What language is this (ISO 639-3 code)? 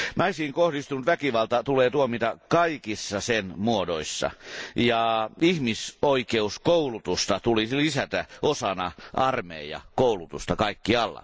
fin